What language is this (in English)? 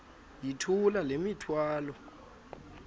Xhosa